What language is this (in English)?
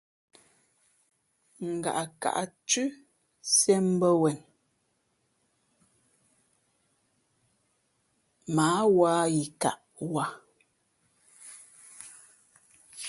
Fe'fe'